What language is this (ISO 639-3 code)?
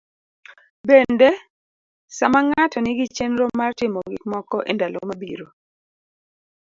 luo